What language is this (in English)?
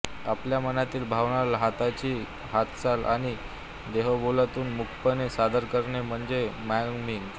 Marathi